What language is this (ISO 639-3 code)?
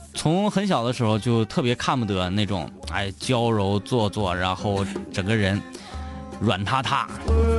zho